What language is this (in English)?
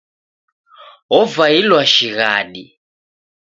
Taita